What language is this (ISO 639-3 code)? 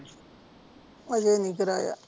pan